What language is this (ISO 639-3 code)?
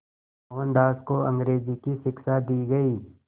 hin